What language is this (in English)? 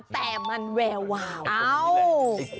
Thai